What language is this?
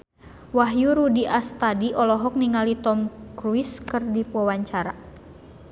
Sundanese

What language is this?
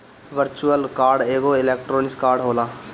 Bhojpuri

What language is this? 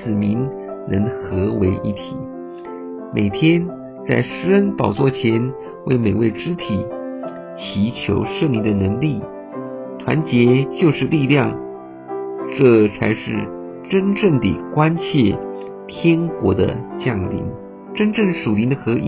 Chinese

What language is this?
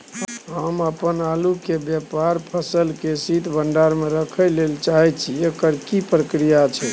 Maithili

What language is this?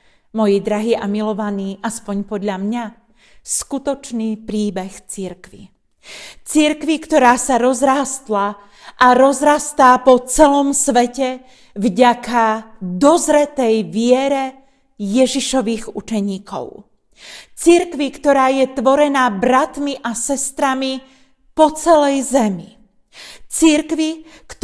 Slovak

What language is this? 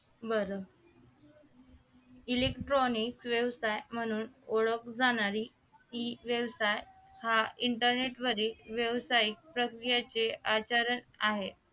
Marathi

